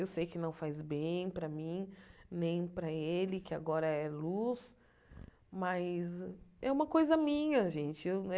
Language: Portuguese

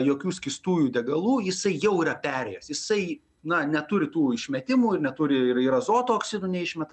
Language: Lithuanian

